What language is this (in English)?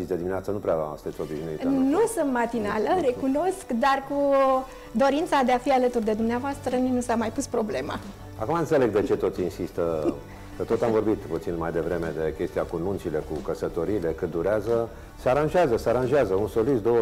Romanian